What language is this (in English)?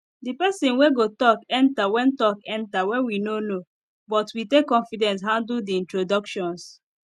Nigerian Pidgin